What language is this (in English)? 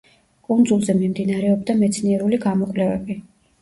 Georgian